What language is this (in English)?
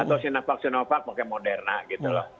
Indonesian